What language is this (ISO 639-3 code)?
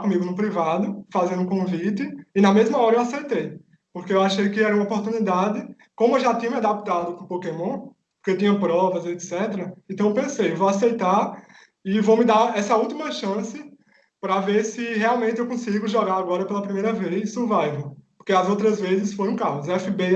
por